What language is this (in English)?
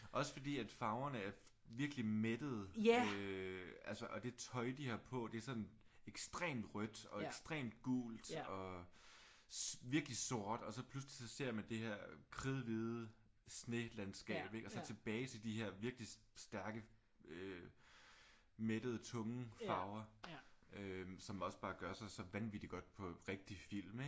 Danish